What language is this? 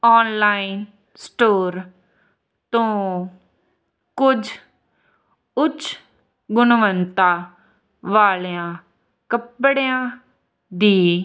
Punjabi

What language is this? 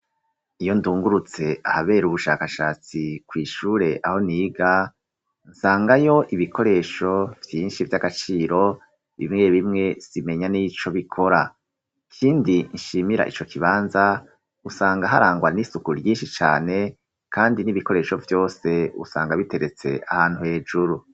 Rundi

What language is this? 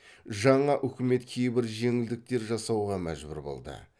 Kazakh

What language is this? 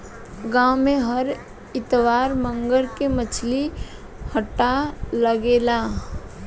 Bhojpuri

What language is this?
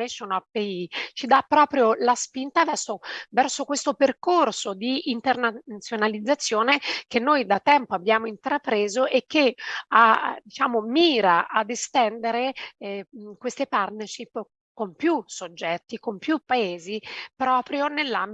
Italian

